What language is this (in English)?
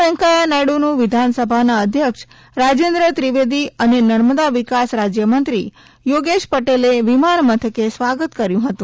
Gujarati